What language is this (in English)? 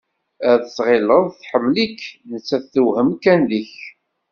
Kabyle